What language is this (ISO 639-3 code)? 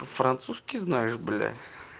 rus